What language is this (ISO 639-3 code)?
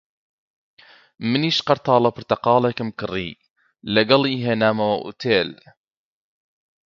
ckb